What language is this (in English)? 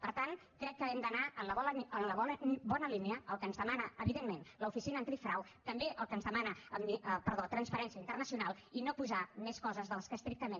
Catalan